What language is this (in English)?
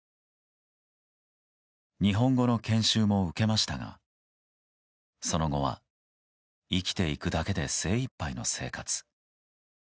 Japanese